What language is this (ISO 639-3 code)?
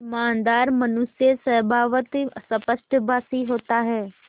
hin